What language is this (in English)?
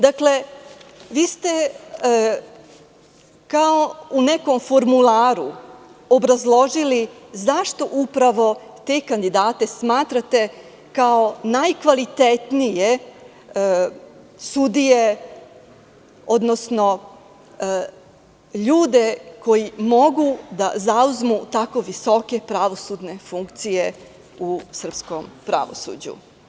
Serbian